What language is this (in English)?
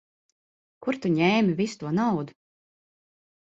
Latvian